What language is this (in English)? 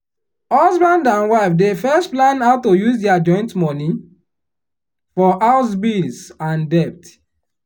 Nigerian Pidgin